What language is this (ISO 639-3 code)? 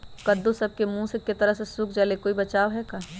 mag